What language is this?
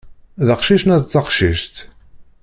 Kabyle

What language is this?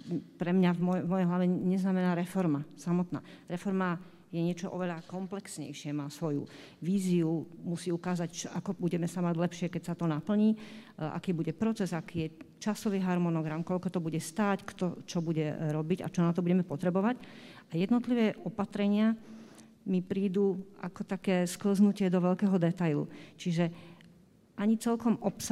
Slovak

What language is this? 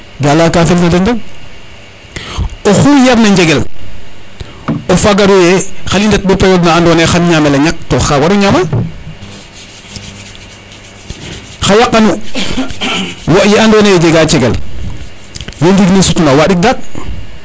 Serer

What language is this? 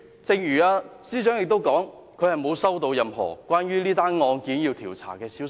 Cantonese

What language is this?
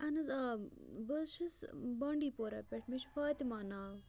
Kashmiri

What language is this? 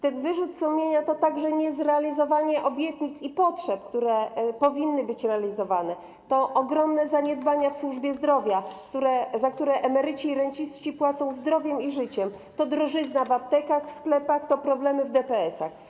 Polish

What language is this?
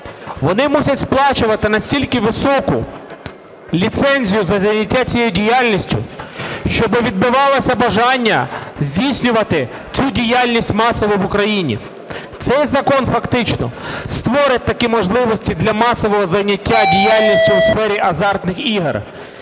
Ukrainian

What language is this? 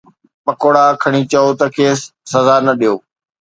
Sindhi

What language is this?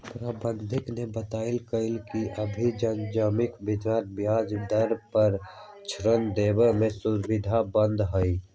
Magahi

